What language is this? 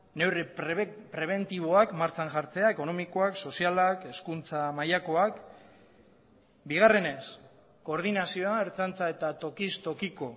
Basque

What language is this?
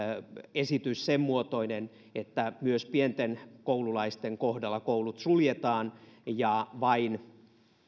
Finnish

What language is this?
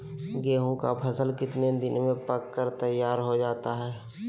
Magahi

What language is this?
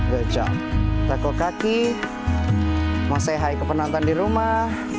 Indonesian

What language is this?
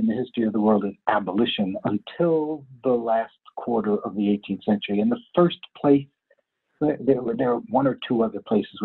English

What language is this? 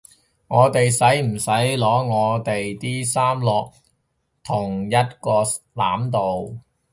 Cantonese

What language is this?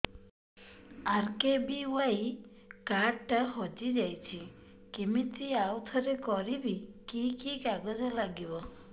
Odia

